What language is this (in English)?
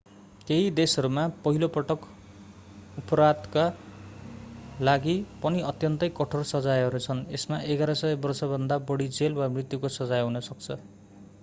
Nepali